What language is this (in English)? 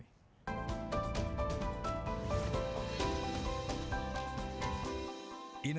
Indonesian